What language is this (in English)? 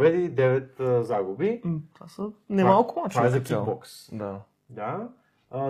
Bulgarian